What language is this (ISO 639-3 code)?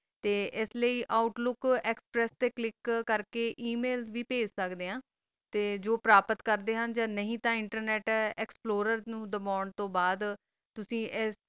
pan